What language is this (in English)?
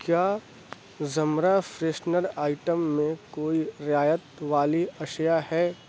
Urdu